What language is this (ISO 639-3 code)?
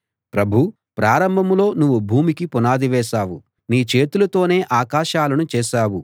tel